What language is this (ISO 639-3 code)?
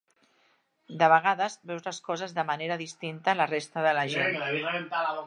cat